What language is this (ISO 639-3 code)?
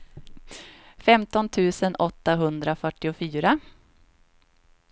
swe